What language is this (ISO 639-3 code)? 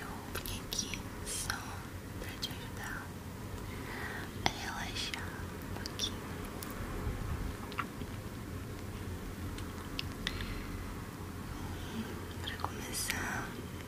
por